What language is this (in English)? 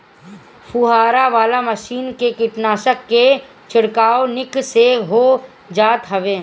Bhojpuri